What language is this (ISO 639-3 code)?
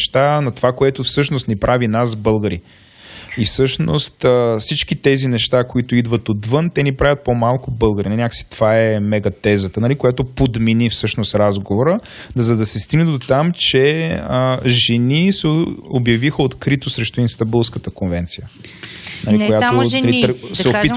bul